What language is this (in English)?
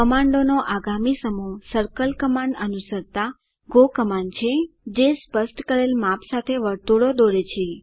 Gujarati